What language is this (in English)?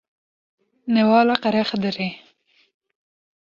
Kurdish